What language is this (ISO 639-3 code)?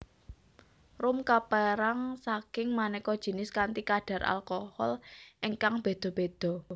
jav